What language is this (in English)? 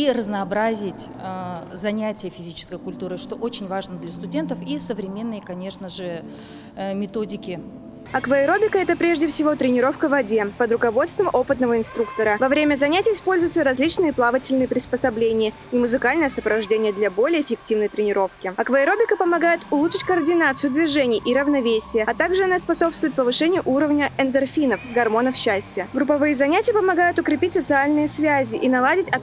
Russian